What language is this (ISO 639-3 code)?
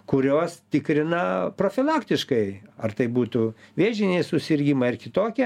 lit